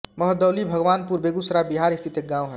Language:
Hindi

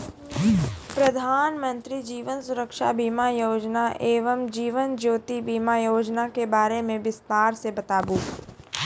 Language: Maithili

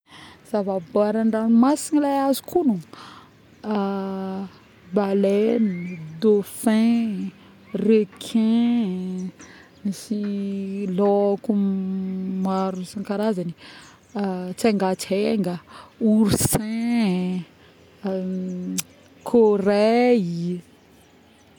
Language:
Northern Betsimisaraka Malagasy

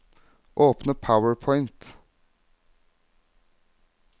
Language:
Norwegian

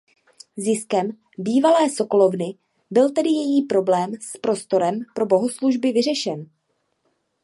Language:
Czech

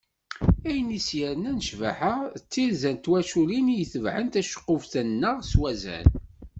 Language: Kabyle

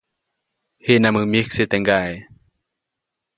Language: Copainalá Zoque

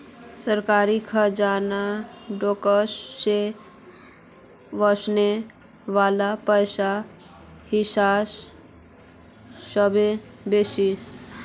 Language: Magahi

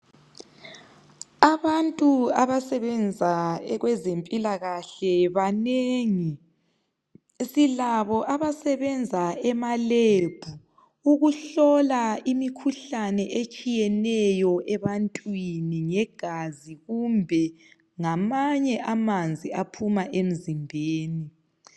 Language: North Ndebele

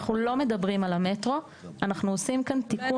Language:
Hebrew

